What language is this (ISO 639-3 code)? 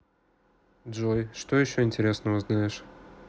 rus